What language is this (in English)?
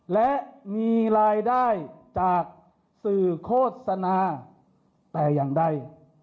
Thai